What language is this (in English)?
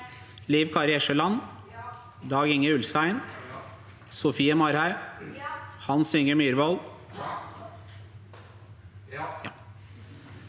Norwegian